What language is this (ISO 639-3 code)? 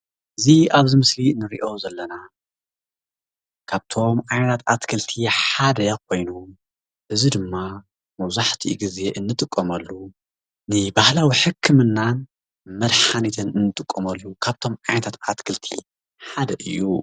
tir